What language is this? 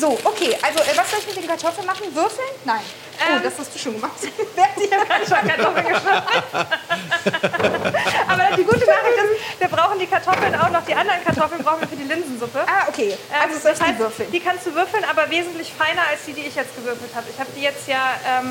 German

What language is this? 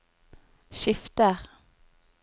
Norwegian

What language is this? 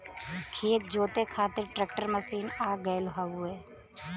Bhojpuri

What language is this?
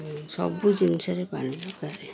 Odia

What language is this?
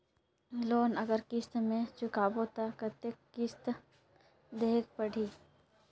Chhattisgarhi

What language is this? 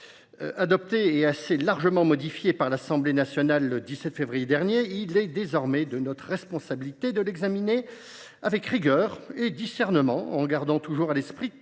French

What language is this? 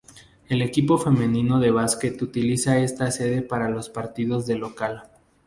Spanish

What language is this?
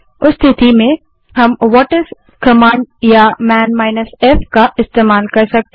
Hindi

